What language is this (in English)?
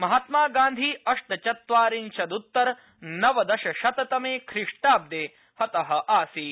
Sanskrit